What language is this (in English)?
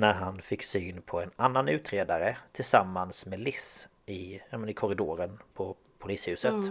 Swedish